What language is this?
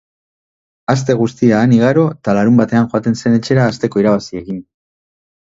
Basque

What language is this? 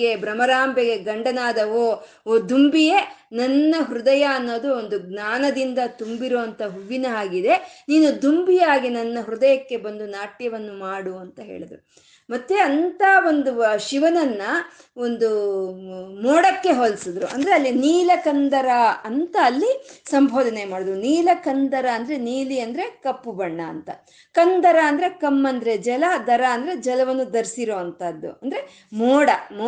Kannada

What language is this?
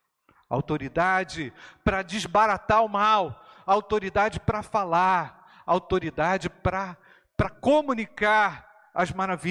Portuguese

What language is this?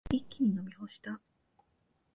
Japanese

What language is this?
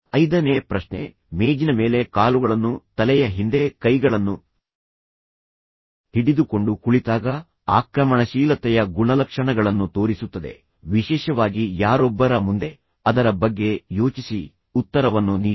Kannada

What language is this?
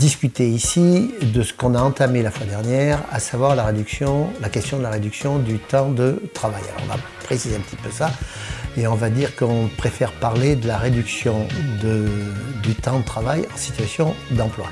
French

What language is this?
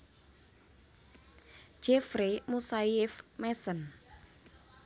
Javanese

